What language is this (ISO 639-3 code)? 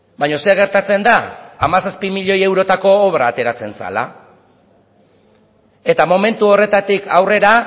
eus